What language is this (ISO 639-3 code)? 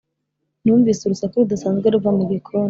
kin